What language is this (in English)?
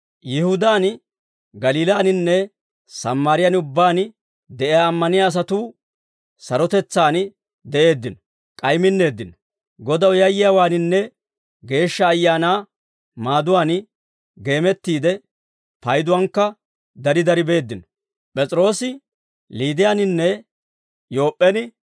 Dawro